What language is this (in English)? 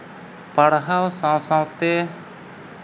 Santali